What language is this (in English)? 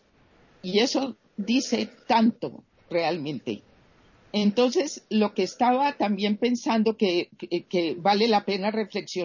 Spanish